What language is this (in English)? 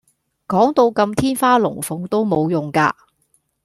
Cantonese